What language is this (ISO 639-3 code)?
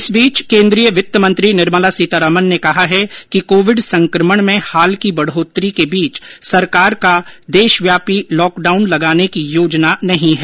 hin